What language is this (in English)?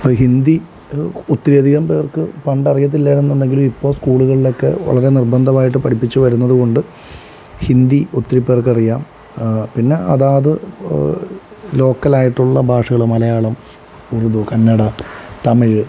Malayalam